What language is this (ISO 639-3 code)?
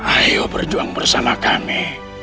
ind